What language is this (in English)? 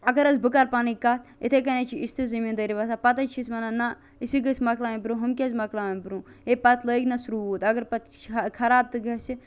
Kashmiri